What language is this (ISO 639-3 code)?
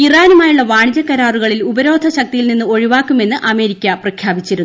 mal